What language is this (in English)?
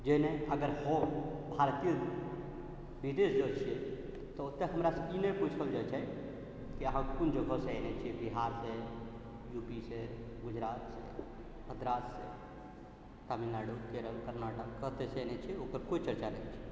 Maithili